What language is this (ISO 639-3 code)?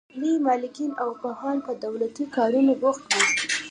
pus